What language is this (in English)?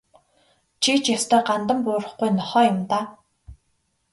Mongolian